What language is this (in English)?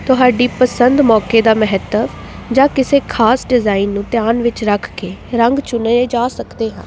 Punjabi